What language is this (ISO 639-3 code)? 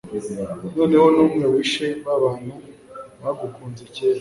kin